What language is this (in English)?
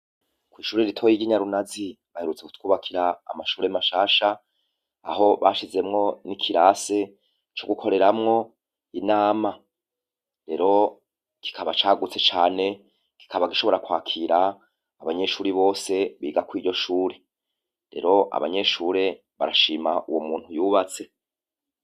Rundi